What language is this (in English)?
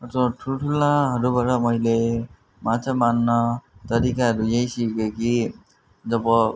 Nepali